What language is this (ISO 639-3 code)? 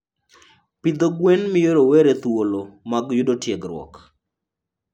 luo